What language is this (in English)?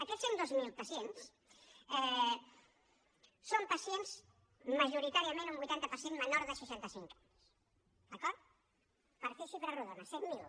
Catalan